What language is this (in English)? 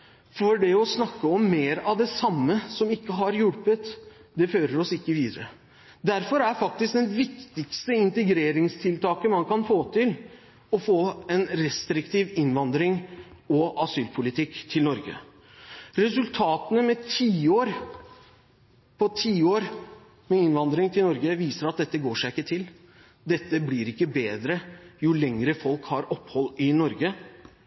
Norwegian Bokmål